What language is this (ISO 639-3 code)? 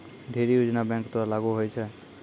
mai